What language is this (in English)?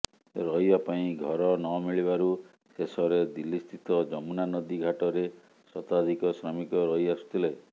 Odia